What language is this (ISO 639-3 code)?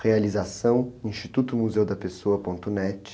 por